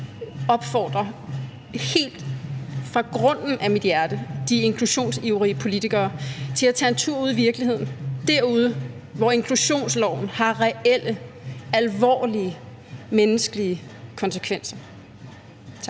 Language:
Danish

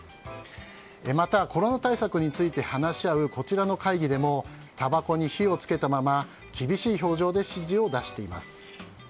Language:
Japanese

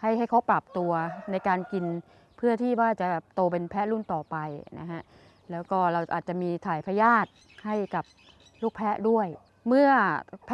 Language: Thai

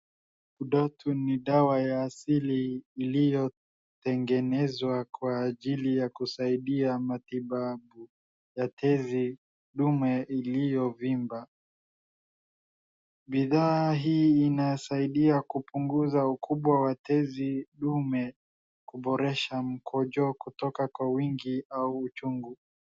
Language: Swahili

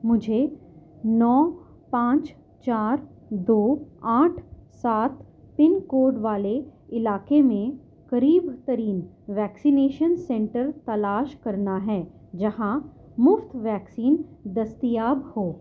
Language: Urdu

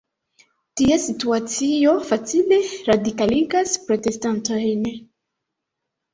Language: Esperanto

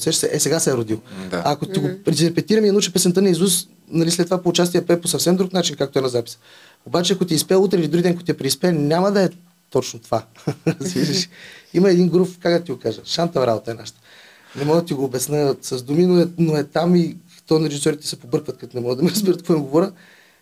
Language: Bulgarian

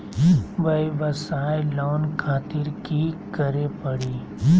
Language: Magahi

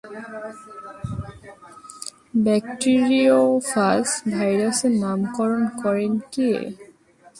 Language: Bangla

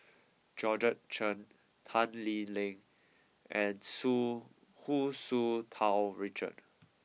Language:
English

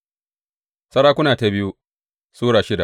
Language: Hausa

